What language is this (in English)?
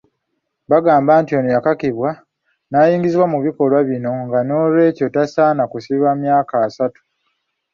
Ganda